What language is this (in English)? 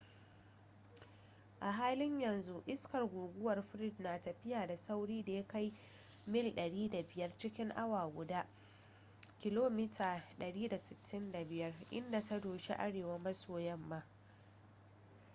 Hausa